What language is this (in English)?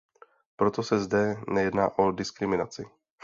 Czech